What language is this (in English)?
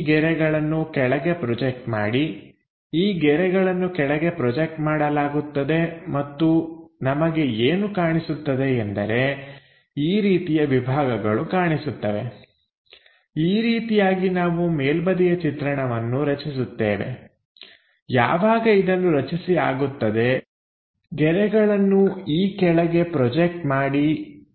Kannada